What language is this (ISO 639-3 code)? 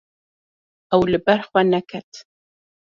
kur